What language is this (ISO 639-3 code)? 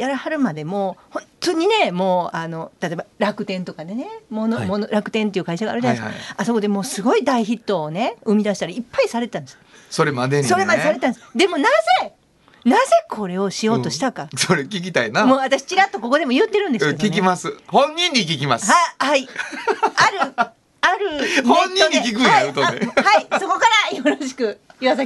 jpn